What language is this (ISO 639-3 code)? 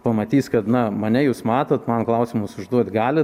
lit